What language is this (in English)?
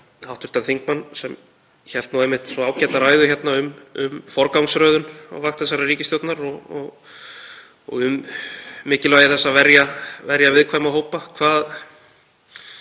Icelandic